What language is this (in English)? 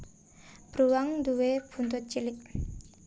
Javanese